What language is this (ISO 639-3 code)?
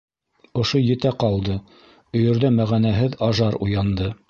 bak